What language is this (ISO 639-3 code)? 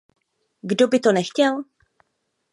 ces